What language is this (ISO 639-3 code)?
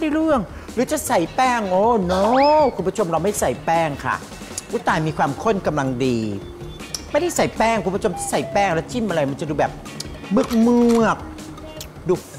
tha